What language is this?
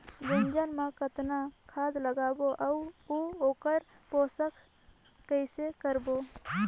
Chhattisgarhi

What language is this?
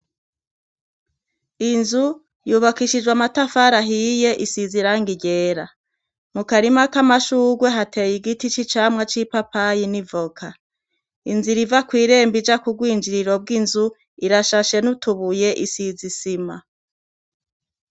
Rundi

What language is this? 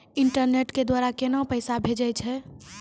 Maithili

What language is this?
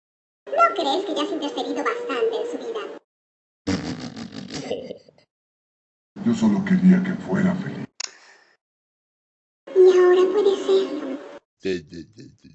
Spanish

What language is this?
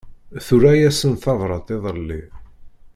Kabyle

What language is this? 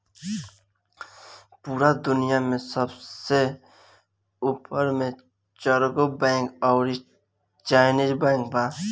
Bhojpuri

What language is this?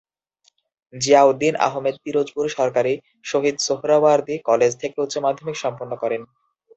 Bangla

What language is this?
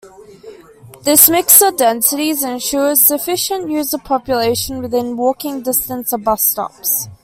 English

